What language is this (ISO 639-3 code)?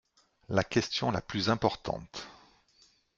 fra